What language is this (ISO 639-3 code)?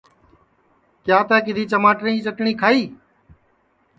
ssi